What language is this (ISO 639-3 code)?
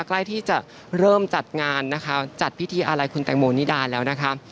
tha